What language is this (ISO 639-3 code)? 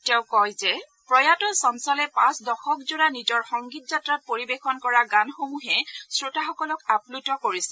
asm